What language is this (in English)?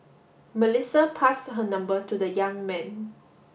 English